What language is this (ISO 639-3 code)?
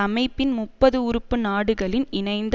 tam